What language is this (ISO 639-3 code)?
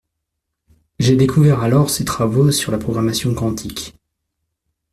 fra